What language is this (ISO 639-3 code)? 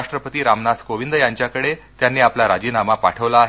mar